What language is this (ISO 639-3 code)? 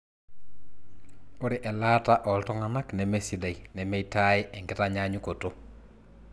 mas